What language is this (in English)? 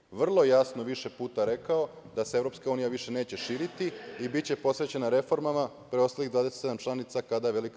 Serbian